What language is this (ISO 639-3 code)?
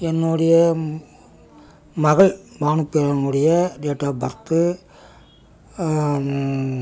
tam